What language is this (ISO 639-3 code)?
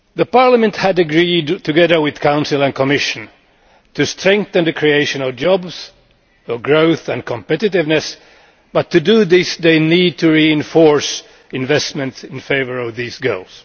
eng